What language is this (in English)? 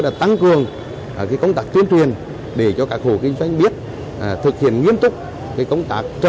Vietnamese